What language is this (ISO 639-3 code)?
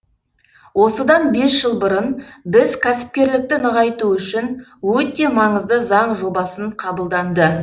kaz